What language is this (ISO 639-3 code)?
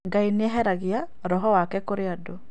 kik